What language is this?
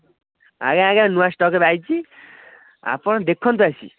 Odia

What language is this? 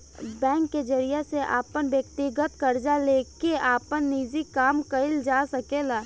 Bhojpuri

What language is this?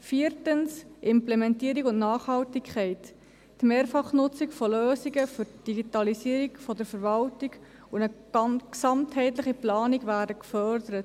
Swiss German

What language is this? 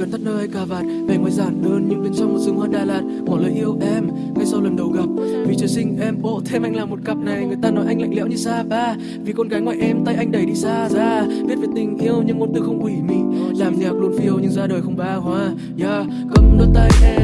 Vietnamese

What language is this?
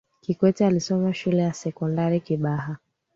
Swahili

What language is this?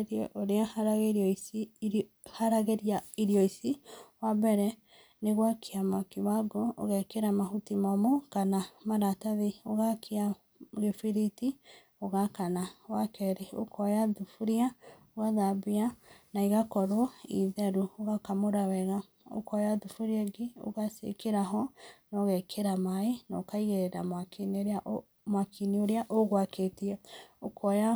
Kikuyu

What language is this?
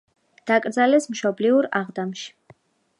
Georgian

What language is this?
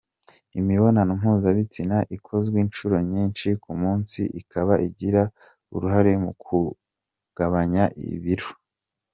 Kinyarwanda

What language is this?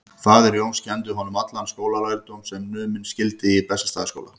Icelandic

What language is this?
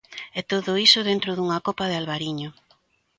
Galician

